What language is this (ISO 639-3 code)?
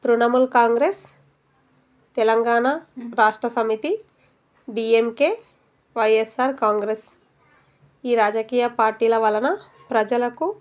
tel